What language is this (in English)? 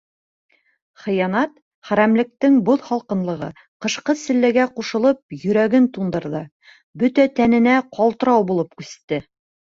Bashkir